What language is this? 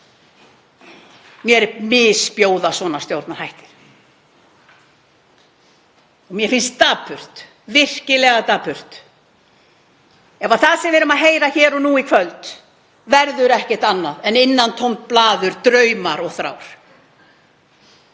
Icelandic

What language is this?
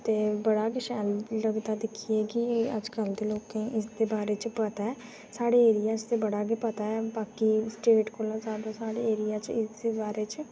Dogri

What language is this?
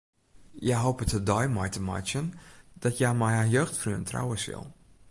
Western Frisian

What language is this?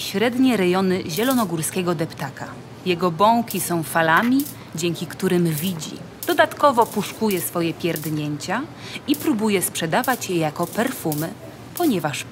Polish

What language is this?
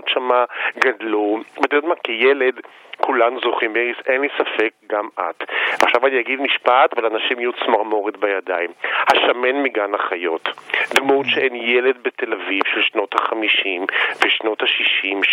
Hebrew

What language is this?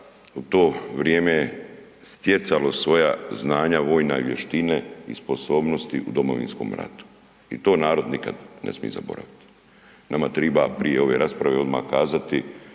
Croatian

